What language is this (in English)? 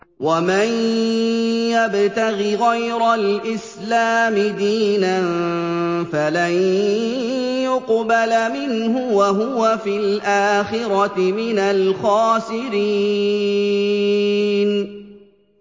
Arabic